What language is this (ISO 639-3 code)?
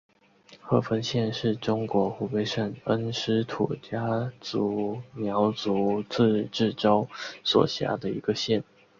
zho